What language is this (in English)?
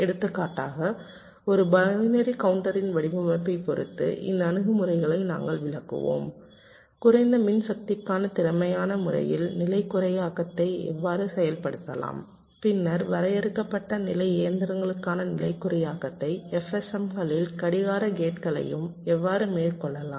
Tamil